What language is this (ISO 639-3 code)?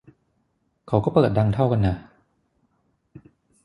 tha